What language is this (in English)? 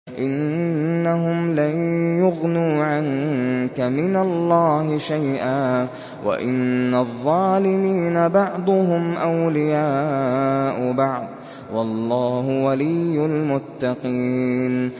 Arabic